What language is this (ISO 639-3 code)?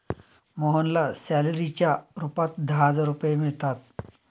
mar